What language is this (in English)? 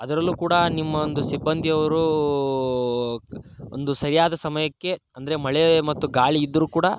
Kannada